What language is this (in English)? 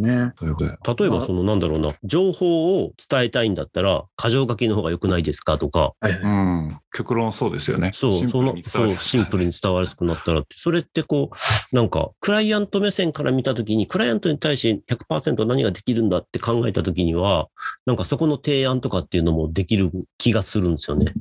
Japanese